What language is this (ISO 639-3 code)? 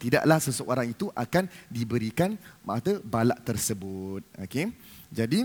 msa